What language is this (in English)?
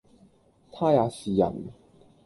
Cantonese